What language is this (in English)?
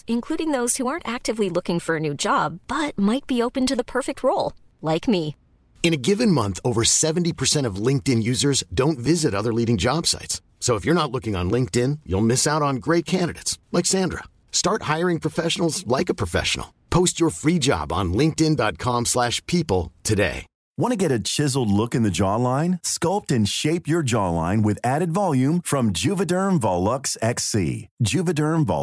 English